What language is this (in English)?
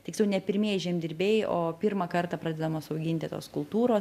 Lithuanian